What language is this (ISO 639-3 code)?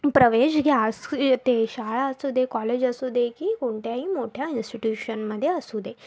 mar